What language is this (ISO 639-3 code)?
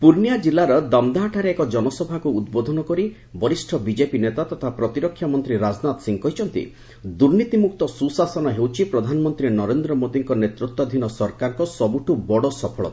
ori